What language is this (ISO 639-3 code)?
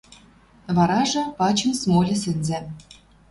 mrj